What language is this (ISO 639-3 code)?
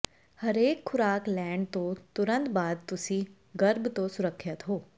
pan